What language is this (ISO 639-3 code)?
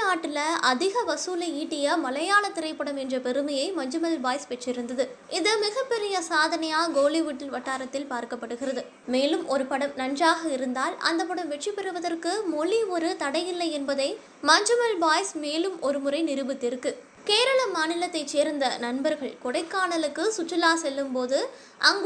tam